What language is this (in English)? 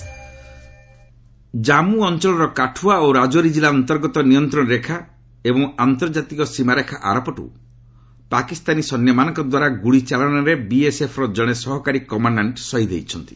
Odia